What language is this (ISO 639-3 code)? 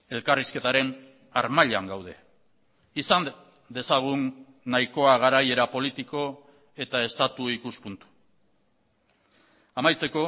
eus